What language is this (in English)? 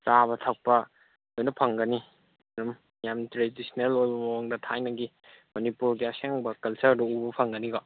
Manipuri